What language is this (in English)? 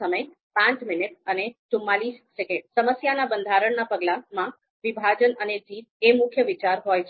Gujarati